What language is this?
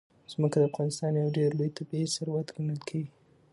Pashto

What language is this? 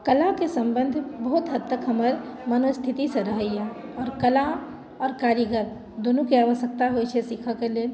Maithili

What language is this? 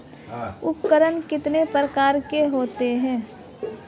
Hindi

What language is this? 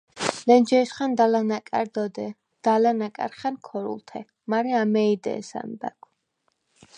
Svan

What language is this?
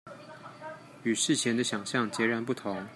Chinese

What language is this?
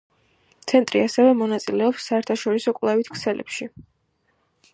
Georgian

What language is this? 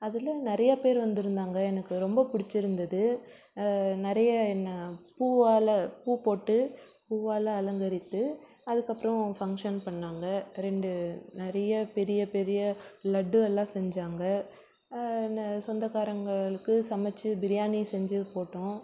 Tamil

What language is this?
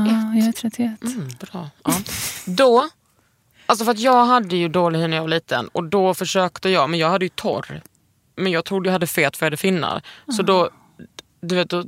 Swedish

